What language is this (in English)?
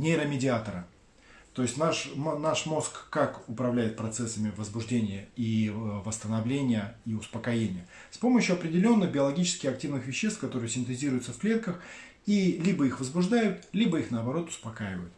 Russian